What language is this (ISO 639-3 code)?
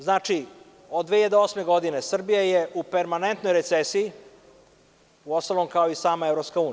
srp